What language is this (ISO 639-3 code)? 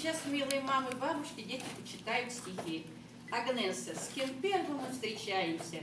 rus